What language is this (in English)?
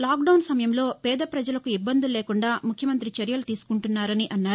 Telugu